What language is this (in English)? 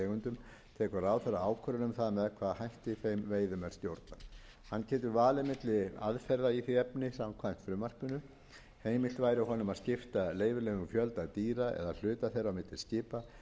Icelandic